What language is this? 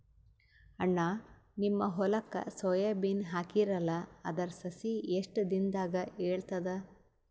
Kannada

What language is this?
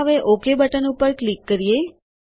Gujarati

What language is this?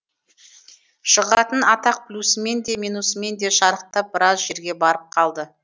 Kazakh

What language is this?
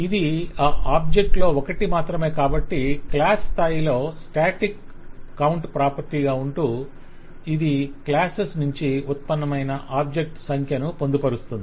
Telugu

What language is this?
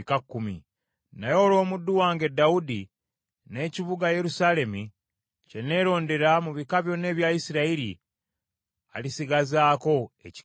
Ganda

